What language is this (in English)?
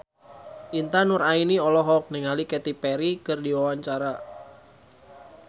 Sundanese